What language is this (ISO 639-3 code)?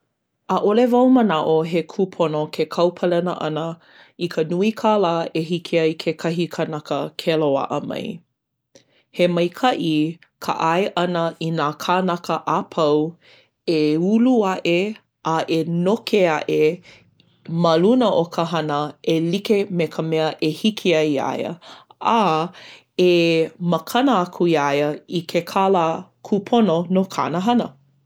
haw